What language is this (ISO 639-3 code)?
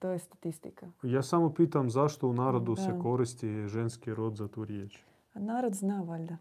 hrv